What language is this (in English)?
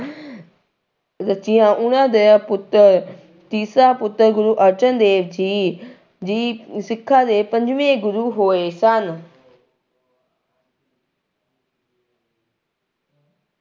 Punjabi